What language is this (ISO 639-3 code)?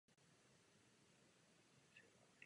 ces